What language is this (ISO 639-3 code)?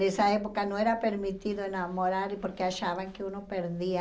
por